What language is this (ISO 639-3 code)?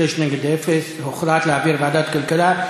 heb